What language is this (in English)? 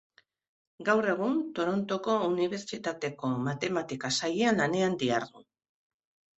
Basque